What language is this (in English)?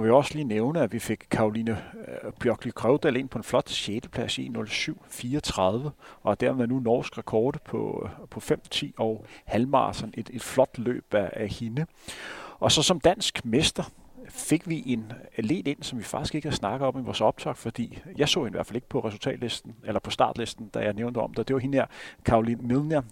Danish